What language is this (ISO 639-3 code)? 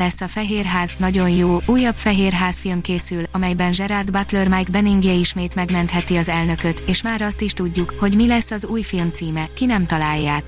hun